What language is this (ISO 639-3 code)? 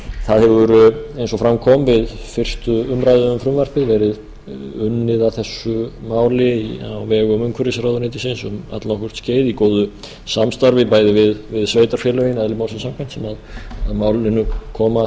isl